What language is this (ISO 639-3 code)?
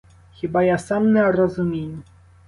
ukr